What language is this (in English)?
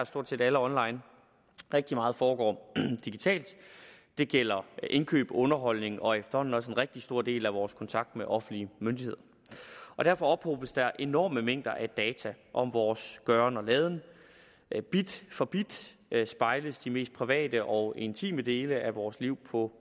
Danish